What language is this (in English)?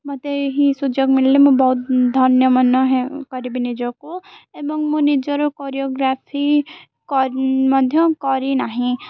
Odia